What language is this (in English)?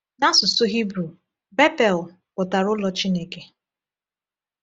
Igbo